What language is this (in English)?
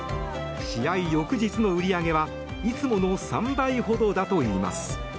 Japanese